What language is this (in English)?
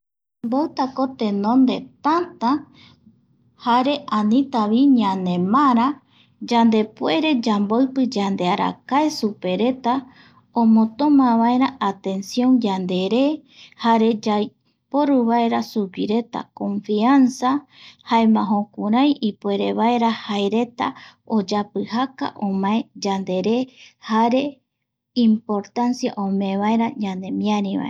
Eastern Bolivian Guaraní